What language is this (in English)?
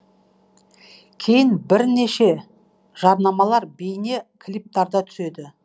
Kazakh